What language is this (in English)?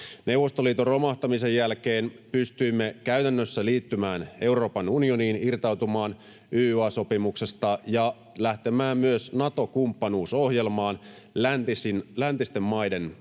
Finnish